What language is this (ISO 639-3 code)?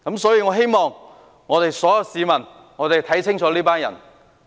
yue